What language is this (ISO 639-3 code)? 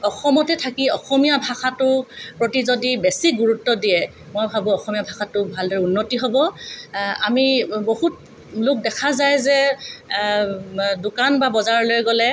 asm